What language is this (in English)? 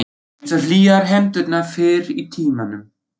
Icelandic